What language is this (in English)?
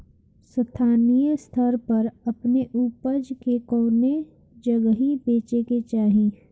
Bhojpuri